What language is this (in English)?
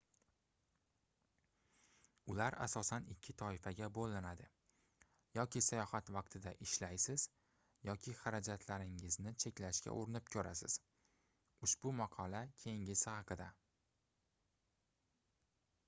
Uzbek